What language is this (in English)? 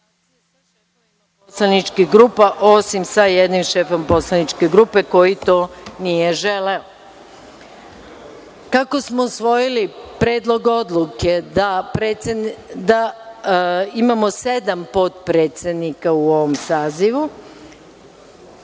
Serbian